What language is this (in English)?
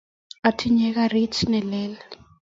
Kalenjin